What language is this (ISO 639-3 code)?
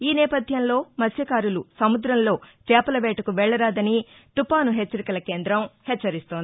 tel